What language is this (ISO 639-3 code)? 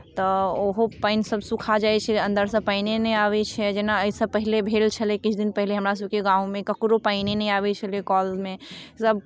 mai